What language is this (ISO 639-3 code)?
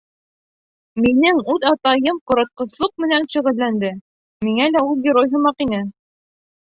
bak